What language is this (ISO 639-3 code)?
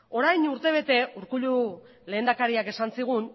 eus